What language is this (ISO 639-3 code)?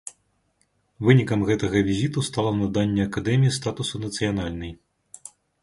bel